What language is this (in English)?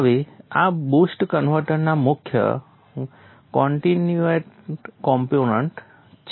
Gujarati